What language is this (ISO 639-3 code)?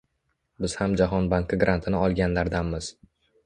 uzb